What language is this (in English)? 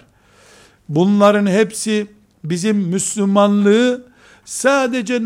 Turkish